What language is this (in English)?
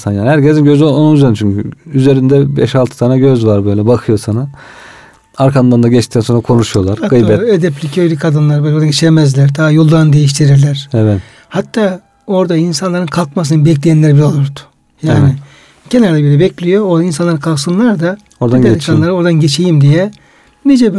Turkish